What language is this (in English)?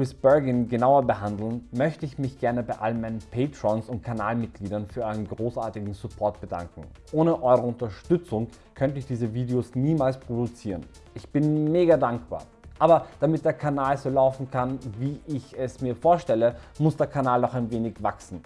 German